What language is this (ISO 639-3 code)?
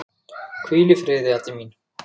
isl